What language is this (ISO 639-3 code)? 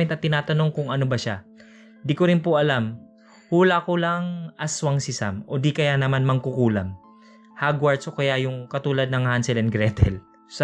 fil